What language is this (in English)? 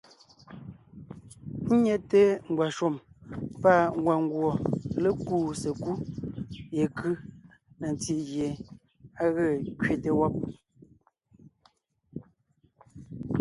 Ngiemboon